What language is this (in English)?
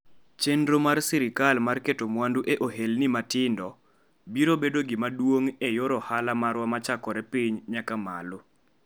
Luo (Kenya and Tanzania)